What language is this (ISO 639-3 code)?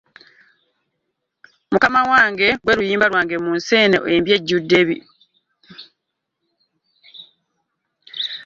lug